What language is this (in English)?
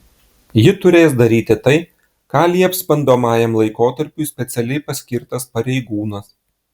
Lithuanian